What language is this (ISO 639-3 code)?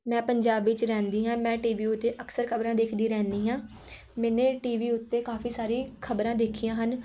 pan